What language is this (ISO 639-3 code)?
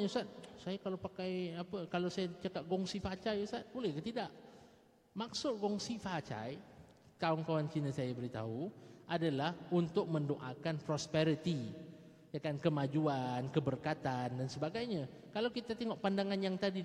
msa